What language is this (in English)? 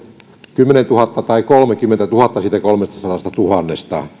Finnish